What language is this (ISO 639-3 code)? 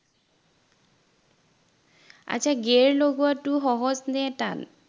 asm